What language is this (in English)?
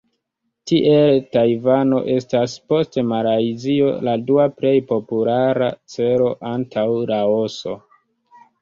Esperanto